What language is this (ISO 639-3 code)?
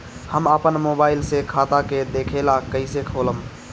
bho